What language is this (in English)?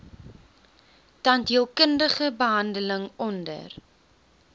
Afrikaans